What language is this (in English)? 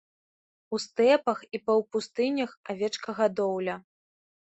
Belarusian